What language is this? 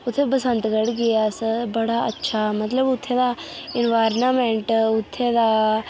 Dogri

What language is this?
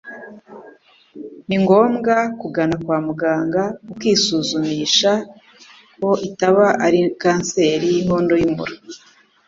Kinyarwanda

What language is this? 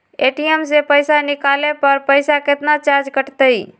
Magahi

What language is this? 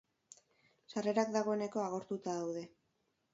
Basque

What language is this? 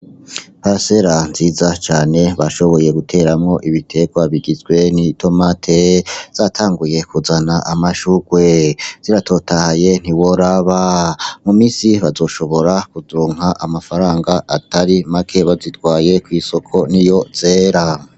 Rundi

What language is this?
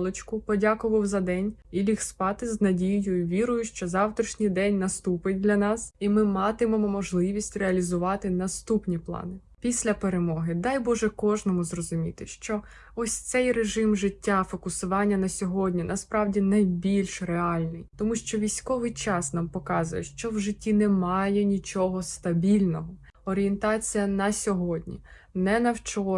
Ukrainian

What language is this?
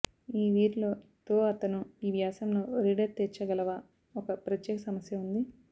Telugu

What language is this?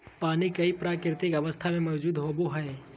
Magahi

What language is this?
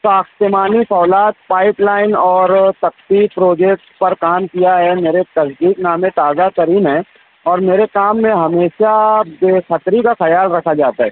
Urdu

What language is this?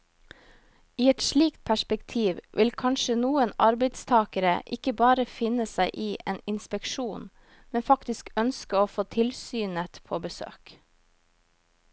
Norwegian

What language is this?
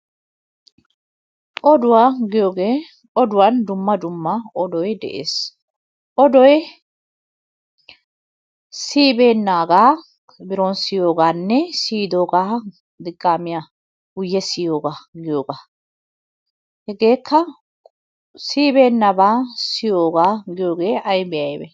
Wolaytta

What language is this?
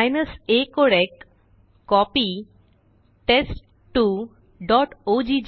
Marathi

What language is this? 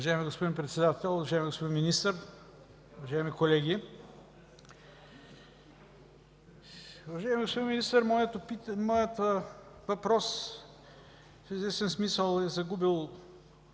Bulgarian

